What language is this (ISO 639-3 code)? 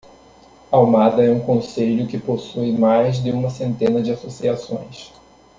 por